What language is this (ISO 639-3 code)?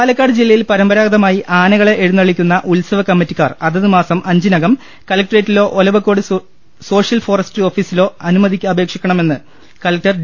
mal